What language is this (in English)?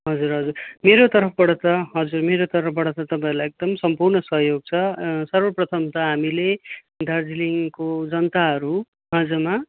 Nepali